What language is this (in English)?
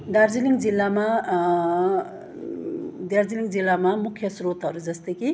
Nepali